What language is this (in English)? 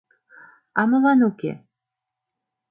Mari